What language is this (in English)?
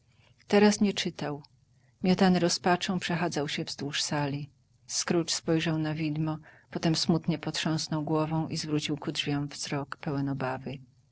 Polish